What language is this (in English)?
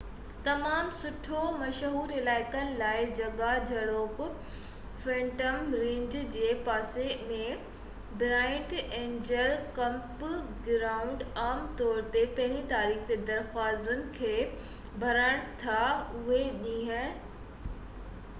Sindhi